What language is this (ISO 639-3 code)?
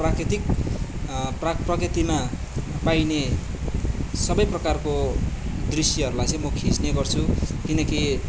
nep